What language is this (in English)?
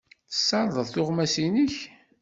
Kabyle